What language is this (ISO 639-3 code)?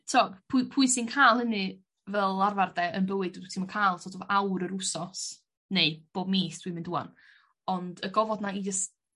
cym